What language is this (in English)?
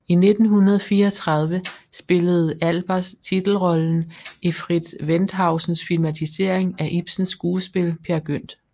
Danish